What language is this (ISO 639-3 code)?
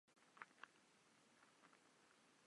ces